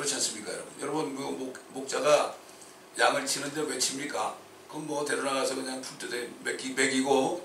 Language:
Korean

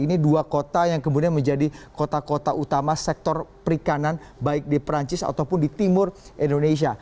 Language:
Indonesian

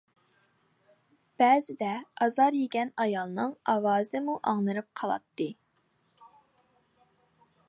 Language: Uyghur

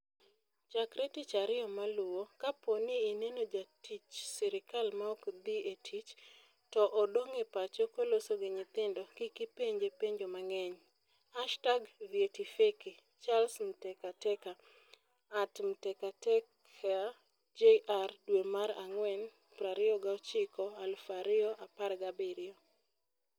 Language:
Luo (Kenya and Tanzania)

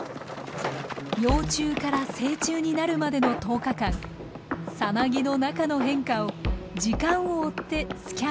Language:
Japanese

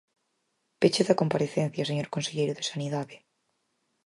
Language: Galician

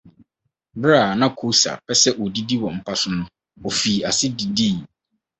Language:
Akan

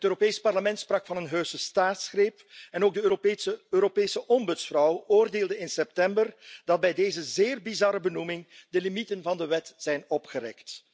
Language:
Dutch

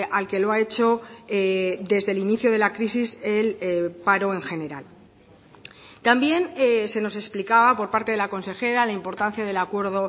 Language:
Spanish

